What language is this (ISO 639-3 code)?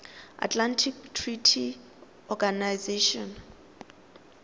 tsn